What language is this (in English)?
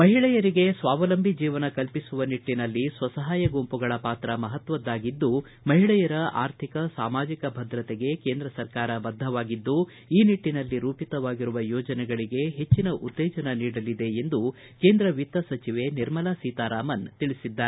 Kannada